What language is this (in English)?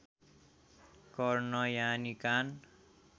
Nepali